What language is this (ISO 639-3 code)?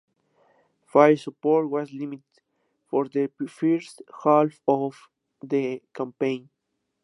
spa